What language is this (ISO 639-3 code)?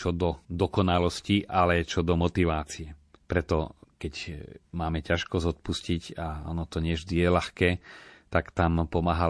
slk